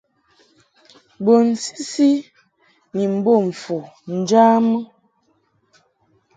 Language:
Mungaka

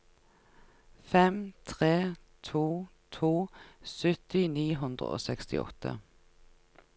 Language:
Norwegian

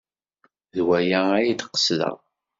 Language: Kabyle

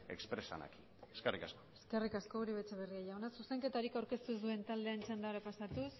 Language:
Basque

